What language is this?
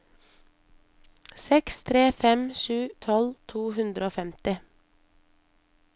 Norwegian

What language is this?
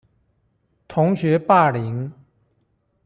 Chinese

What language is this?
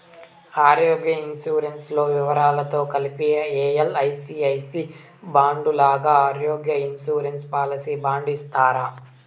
Telugu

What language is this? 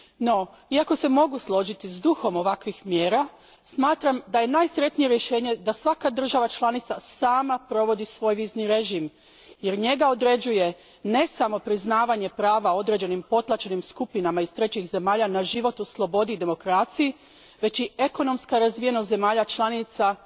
Croatian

